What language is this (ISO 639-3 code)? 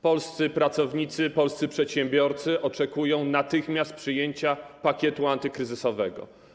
pol